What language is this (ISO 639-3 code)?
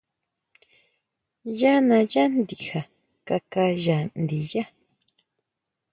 mau